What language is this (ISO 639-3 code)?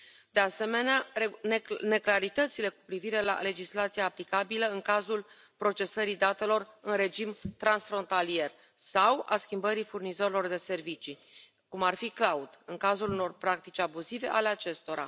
ron